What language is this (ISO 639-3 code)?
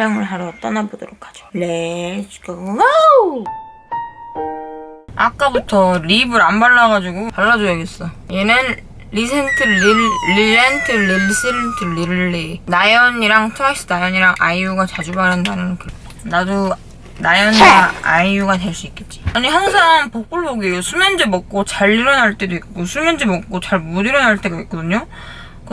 kor